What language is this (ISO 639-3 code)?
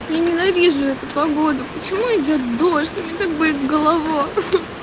rus